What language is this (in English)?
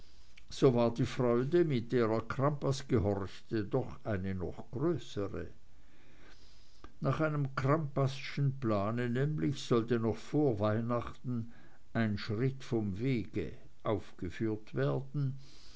German